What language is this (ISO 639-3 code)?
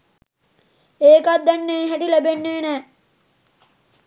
sin